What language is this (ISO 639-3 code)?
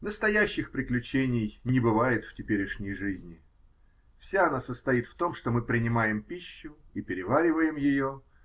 rus